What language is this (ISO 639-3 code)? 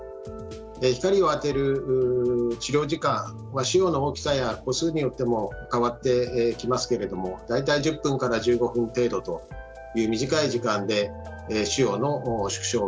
jpn